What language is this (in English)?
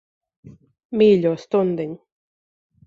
Latvian